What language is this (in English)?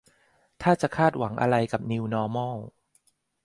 Thai